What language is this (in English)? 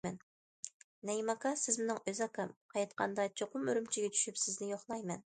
Uyghur